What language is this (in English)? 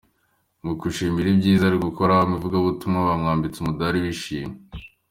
Kinyarwanda